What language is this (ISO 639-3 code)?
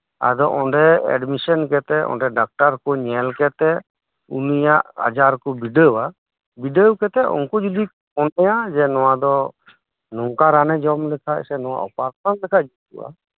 sat